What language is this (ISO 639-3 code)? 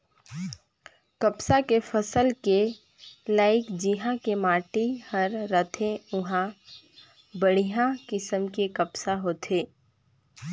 hne